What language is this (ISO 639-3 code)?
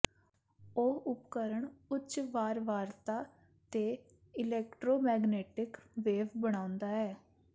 pan